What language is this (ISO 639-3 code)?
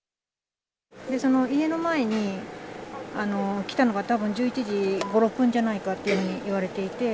jpn